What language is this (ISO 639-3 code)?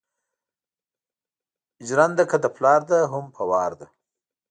pus